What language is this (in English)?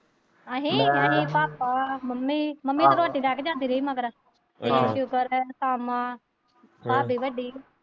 Punjabi